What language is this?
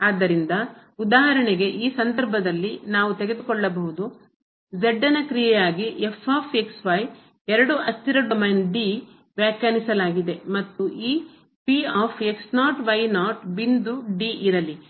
Kannada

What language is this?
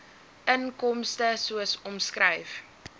Afrikaans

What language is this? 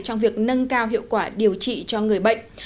Vietnamese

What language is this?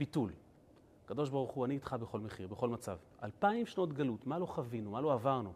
Hebrew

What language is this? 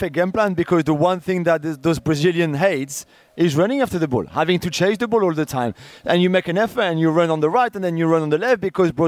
English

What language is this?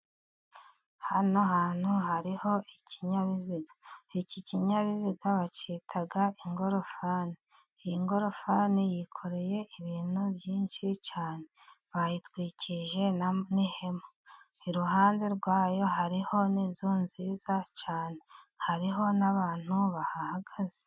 Kinyarwanda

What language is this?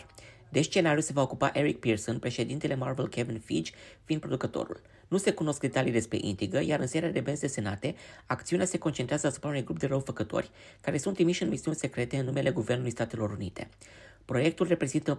Romanian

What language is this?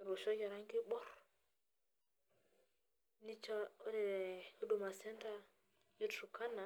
Masai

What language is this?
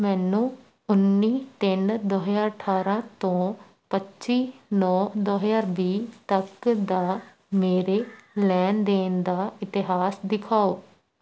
Punjabi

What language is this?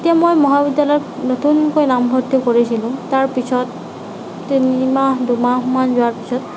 Assamese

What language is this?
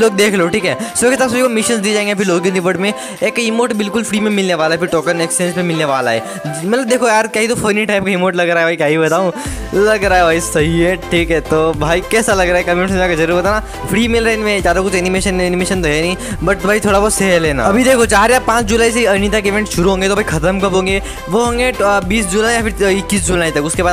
Hindi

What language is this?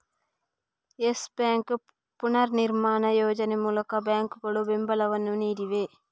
Kannada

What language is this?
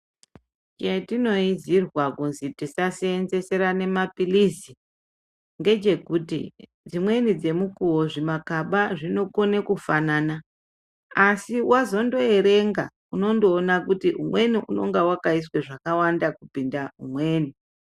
Ndau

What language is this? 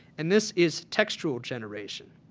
English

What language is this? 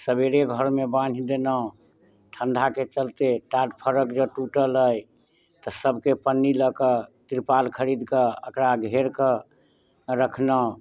Maithili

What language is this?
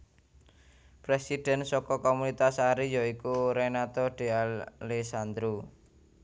Javanese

